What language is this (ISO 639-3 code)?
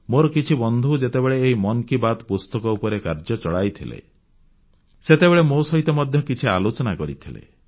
ori